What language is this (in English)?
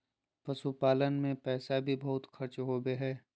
Magahi